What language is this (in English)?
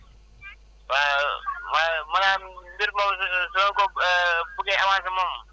Wolof